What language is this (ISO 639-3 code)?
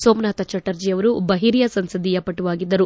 kan